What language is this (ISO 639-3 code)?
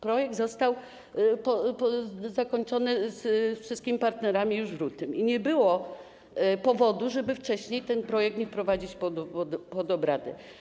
pol